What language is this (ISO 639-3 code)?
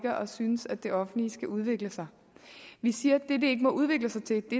dan